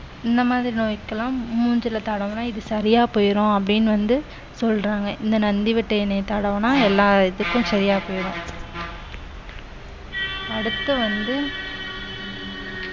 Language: Tamil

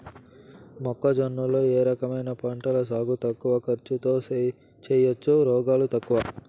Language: Telugu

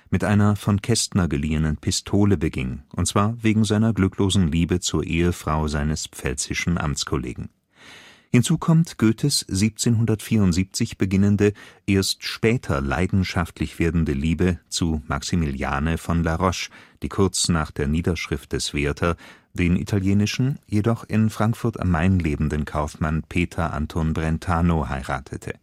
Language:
German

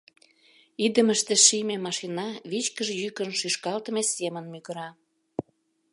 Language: Mari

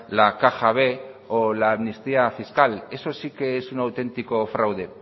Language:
Spanish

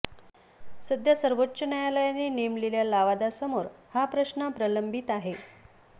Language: Marathi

